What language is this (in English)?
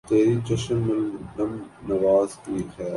Urdu